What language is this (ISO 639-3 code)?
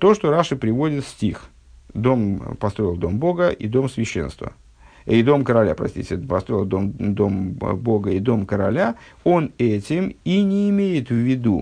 rus